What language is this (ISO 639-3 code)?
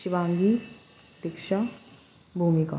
urd